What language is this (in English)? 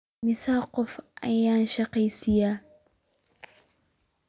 Somali